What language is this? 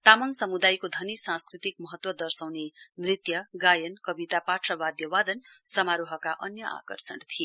Nepali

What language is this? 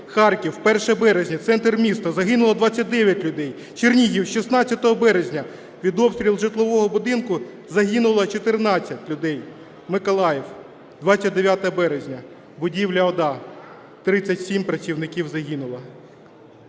Ukrainian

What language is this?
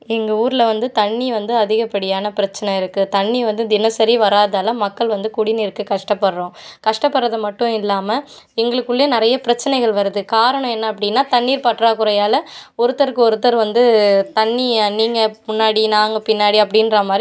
Tamil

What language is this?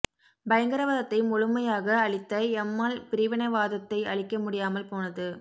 Tamil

